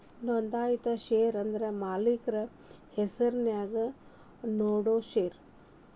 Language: Kannada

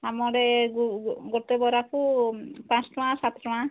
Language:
Odia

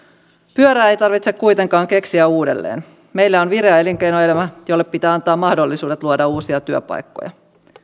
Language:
Finnish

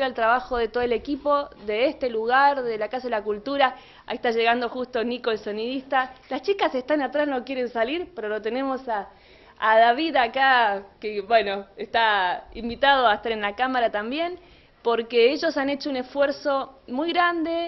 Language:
Spanish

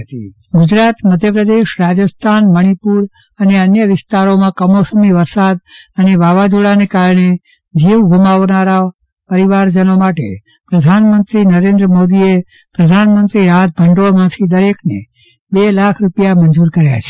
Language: Gujarati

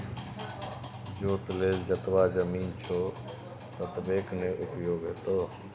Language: Maithili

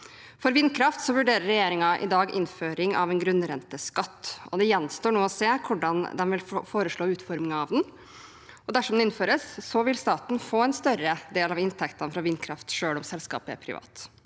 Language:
Norwegian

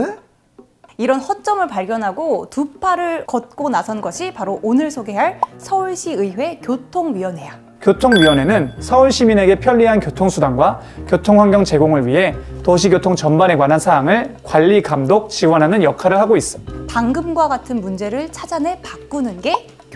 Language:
Korean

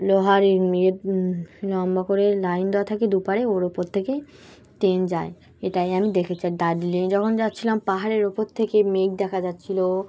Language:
Bangla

